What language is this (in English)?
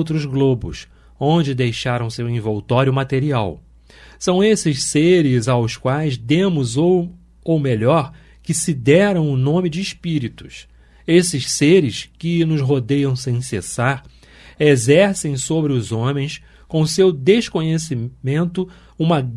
Portuguese